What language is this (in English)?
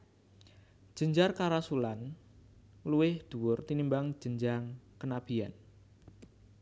Javanese